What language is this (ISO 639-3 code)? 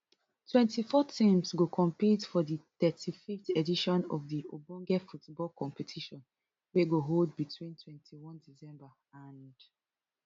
pcm